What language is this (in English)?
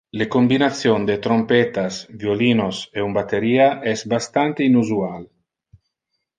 Interlingua